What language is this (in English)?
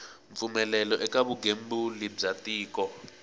Tsonga